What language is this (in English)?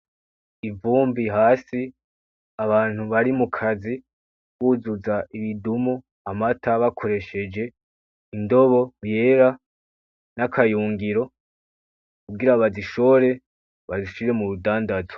Rundi